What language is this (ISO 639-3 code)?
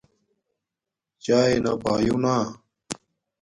dmk